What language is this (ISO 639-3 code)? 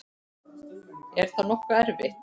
isl